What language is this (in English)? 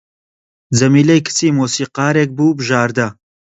Central Kurdish